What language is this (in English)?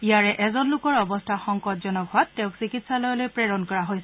Assamese